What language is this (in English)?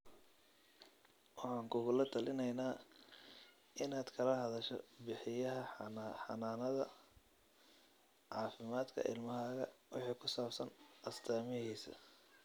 Somali